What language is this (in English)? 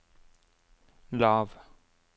Norwegian